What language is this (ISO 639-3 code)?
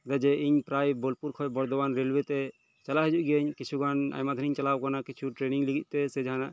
sat